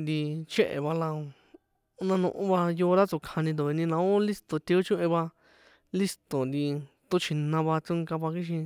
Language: San Juan Atzingo Popoloca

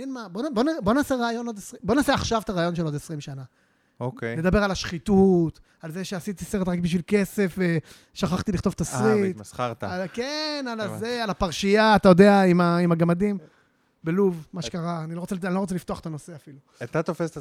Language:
Hebrew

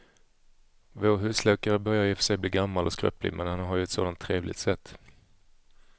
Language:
Swedish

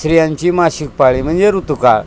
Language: Marathi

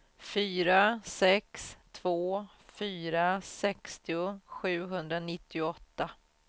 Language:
Swedish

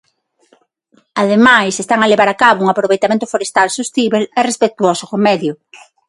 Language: Galician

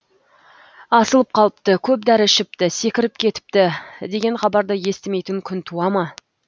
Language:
Kazakh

